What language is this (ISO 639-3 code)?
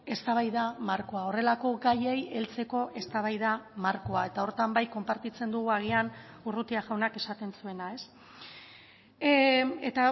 eus